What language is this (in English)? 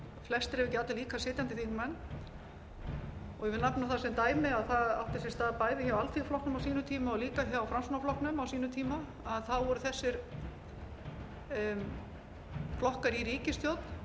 Icelandic